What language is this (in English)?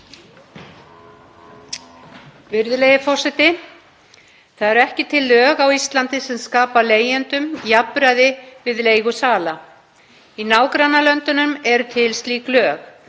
Icelandic